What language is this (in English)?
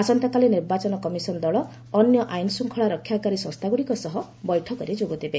Odia